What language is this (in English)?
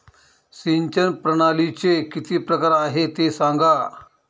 Marathi